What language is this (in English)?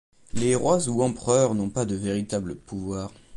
French